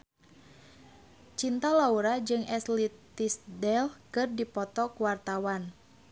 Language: Sundanese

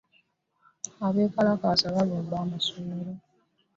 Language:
Ganda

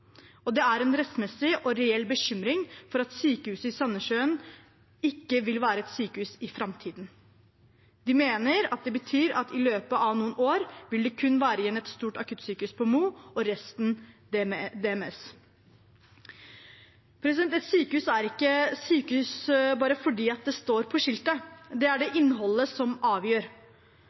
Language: Norwegian Bokmål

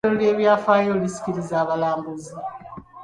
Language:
Ganda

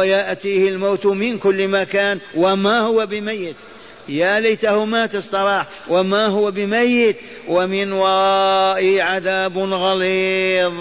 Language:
Arabic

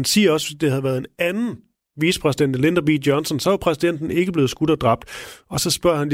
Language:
Danish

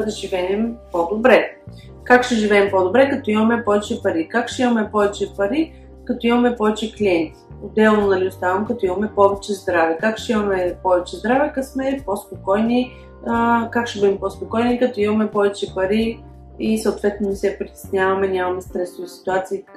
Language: Bulgarian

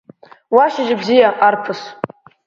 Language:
Abkhazian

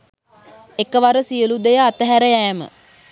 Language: Sinhala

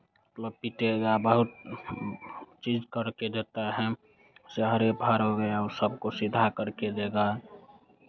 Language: Hindi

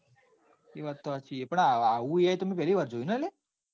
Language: Gujarati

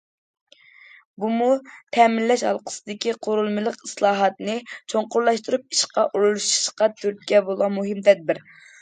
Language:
Uyghur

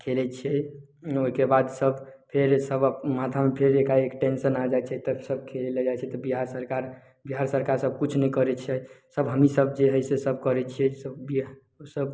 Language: Maithili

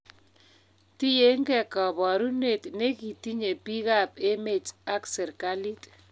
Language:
Kalenjin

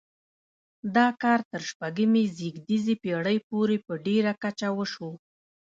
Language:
Pashto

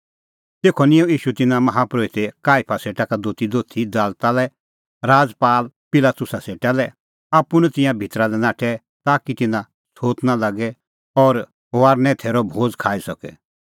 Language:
Kullu Pahari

